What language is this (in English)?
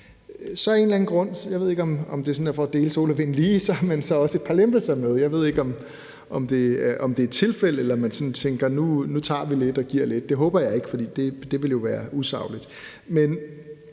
Danish